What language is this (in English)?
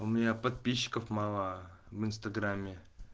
Russian